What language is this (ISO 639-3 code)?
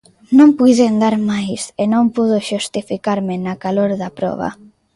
glg